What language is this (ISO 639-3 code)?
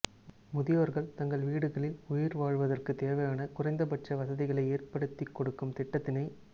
tam